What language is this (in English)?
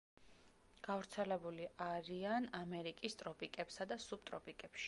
Georgian